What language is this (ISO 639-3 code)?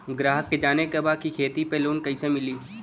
bho